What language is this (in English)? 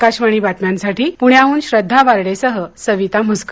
Marathi